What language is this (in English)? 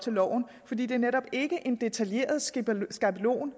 Danish